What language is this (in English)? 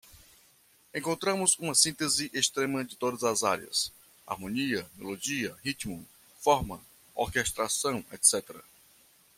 Portuguese